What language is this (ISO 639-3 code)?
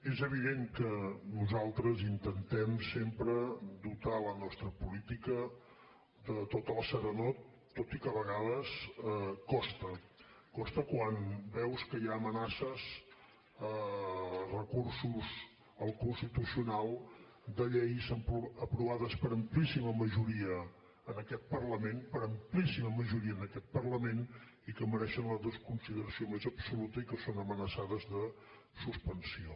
cat